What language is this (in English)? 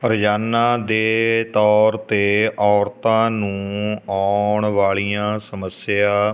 Punjabi